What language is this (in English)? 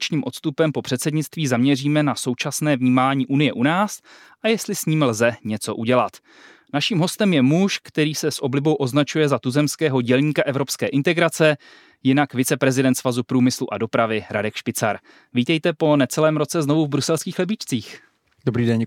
Czech